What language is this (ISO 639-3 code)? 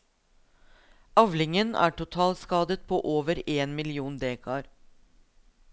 nor